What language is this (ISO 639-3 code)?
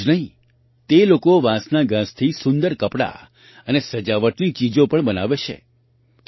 guj